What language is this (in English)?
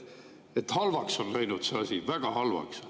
Estonian